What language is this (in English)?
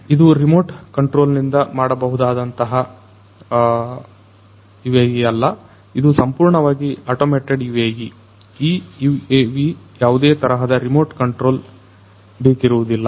Kannada